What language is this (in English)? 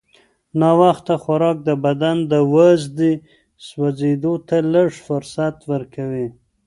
Pashto